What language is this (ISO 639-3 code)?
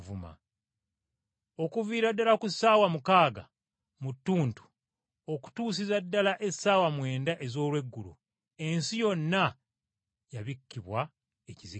lug